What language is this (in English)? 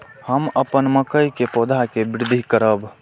Maithili